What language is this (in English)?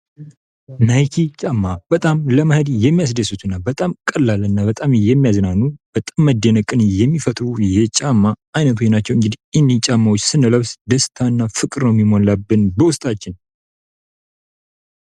Amharic